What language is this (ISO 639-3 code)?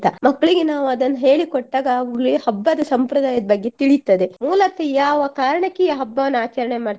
kan